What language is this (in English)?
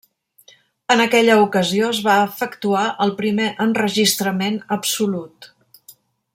Catalan